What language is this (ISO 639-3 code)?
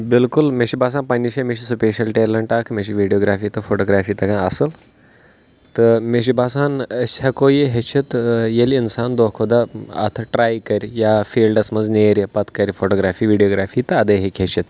kas